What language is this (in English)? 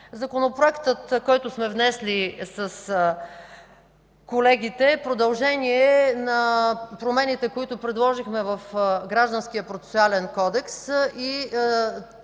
Bulgarian